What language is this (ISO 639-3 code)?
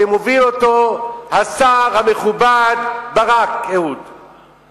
heb